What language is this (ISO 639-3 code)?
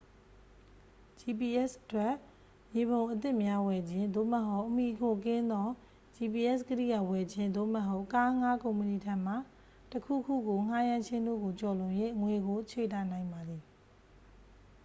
mya